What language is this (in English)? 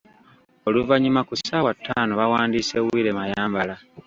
Ganda